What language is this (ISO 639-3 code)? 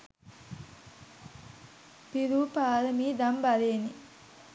sin